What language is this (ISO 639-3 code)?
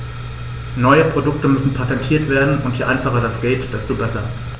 deu